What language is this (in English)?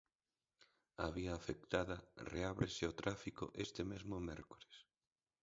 Galician